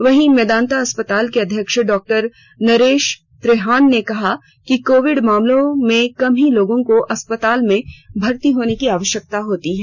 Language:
Hindi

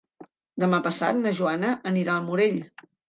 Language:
Catalan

